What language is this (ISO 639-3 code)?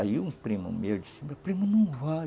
por